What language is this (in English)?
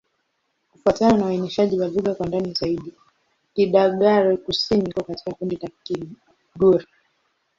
Swahili